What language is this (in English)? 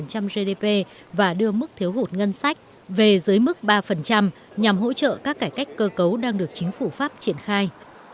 Vietnamese